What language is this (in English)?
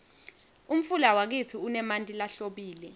Swati